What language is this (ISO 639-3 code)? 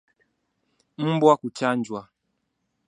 swa